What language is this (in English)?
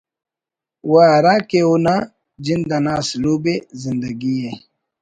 Brahui